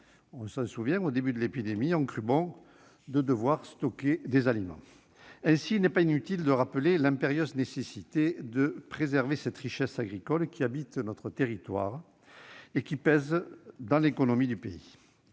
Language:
French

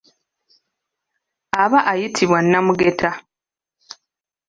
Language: Ganda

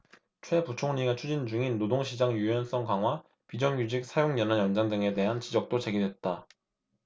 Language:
Korean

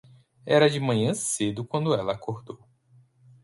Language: Portuguese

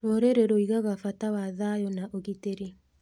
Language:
Kikuyu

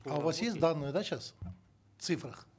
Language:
Kazakh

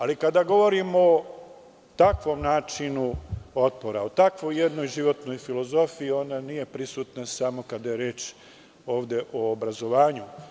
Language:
Serbian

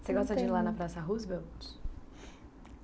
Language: Portuguese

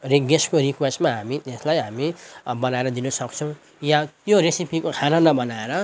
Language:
Nepali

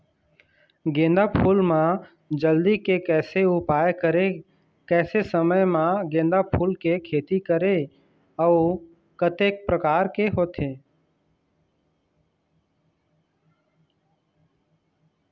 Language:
Chhattisgarhi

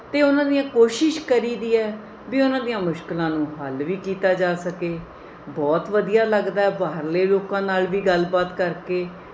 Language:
Punjabi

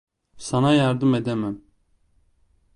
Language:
Turkish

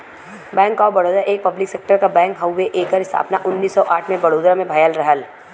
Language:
Bhojpuri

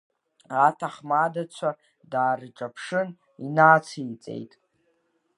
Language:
Abkhazian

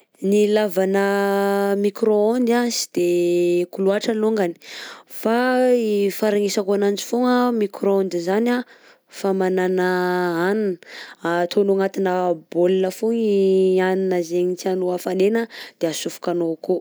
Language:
Southern Betsimisaraka Malagasy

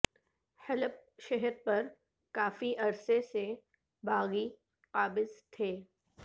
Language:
Urdu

